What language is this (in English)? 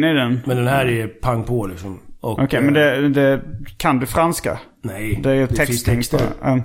Swedish